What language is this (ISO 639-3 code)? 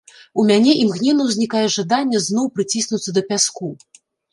bel